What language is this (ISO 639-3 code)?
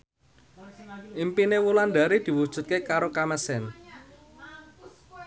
jav